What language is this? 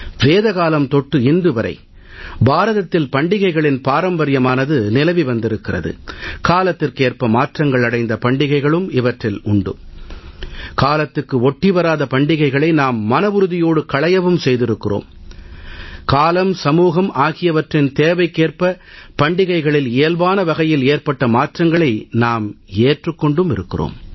Tamil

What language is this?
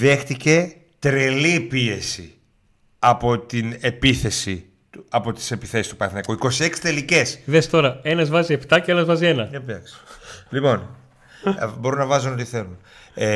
Greek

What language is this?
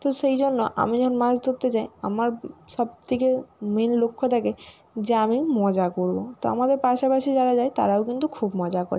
Bangla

